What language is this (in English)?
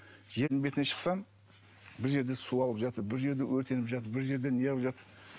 Kazakh